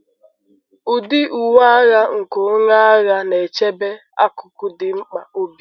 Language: Igbo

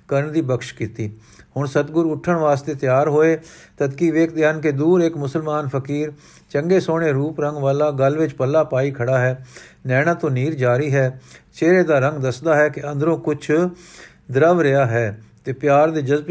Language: Punjabi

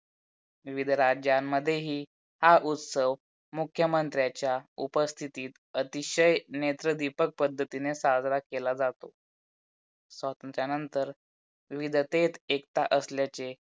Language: Marathi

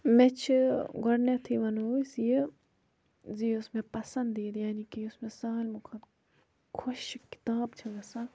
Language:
Kashmiri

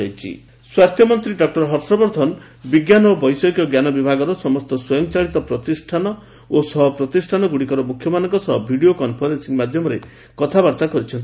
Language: Odia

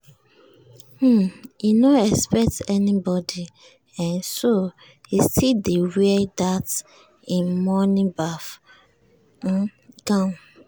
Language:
Nigerian Pidgin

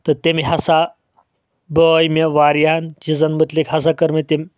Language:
Kashmiri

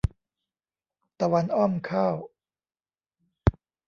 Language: Thai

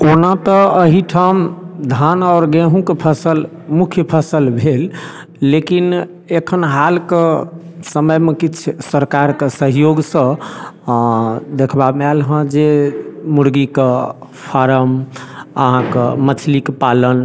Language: Maithili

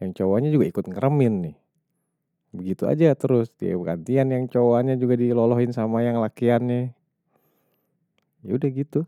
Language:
Betawi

